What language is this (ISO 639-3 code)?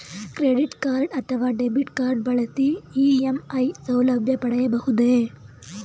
kan